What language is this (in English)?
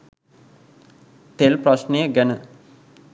Sinhala